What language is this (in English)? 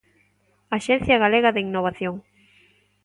Galician